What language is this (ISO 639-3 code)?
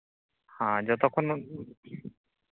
sat